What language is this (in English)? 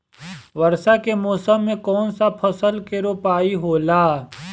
Bhojpuri